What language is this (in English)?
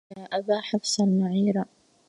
Arabic